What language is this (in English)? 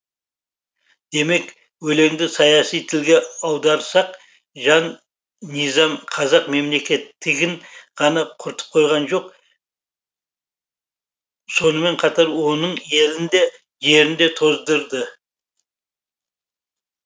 Kazakh